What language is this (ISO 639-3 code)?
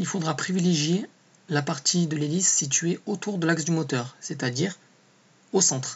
fra